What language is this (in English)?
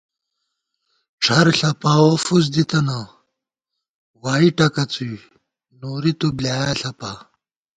Gawar-Bati